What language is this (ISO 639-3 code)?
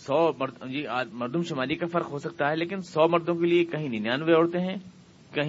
urd